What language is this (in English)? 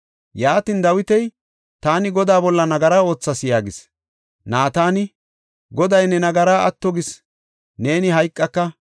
Gofa